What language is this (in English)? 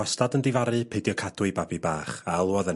Welsh